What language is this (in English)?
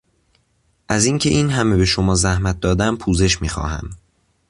Persian